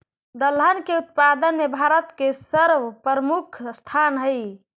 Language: Magahi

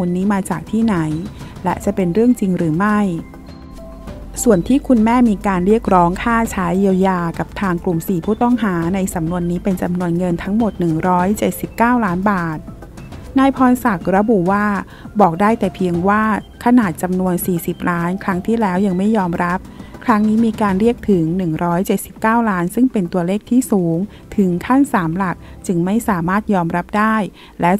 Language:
Thai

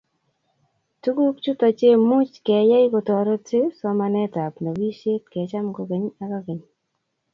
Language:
Kalenjin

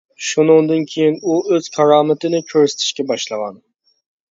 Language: Uyghur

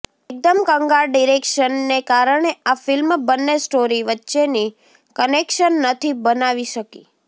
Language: Gujarati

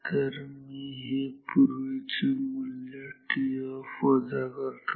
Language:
Marathi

